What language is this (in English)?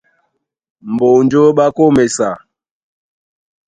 Duala